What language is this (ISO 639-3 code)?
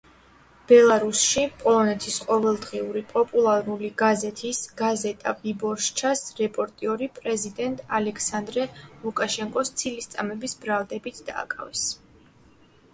kat